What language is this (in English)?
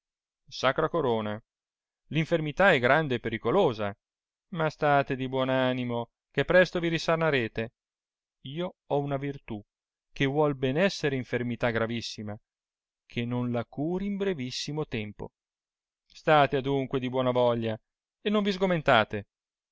Italian